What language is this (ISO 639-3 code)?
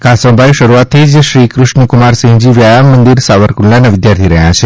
guj